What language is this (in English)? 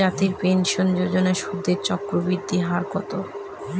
Bangla